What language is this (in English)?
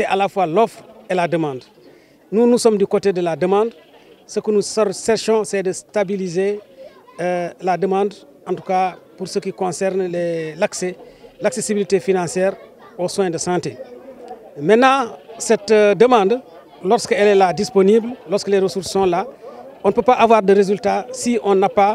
French